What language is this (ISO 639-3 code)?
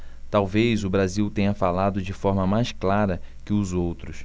por